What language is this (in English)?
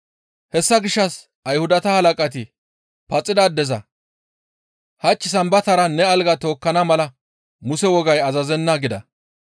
Gamo